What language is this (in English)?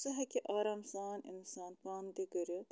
Kashmiri